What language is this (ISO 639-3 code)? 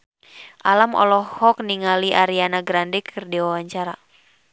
sun